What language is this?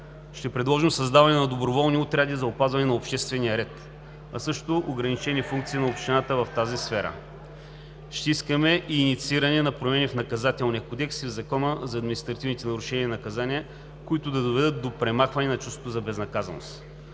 Bulgarian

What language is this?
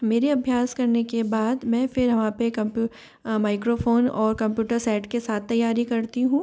Hindi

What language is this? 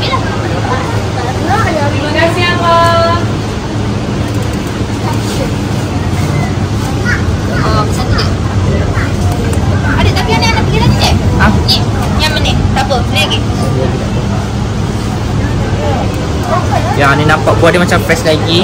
Malay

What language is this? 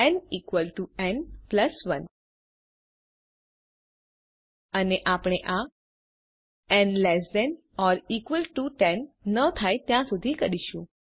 Gujarati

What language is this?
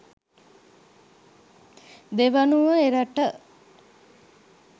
Sinhala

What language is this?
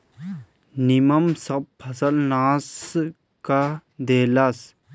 Bhojpuri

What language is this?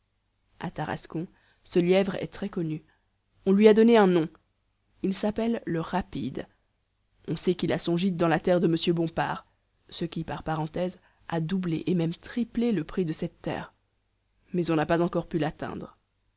French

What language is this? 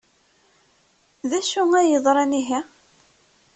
Kabyle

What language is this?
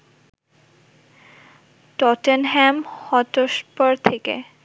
Bangla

